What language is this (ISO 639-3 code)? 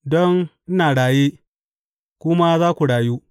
hau